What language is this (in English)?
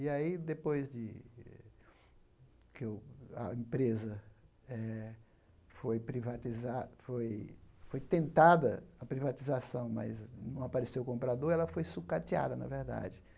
Portuguese